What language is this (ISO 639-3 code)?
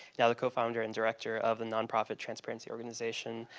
eng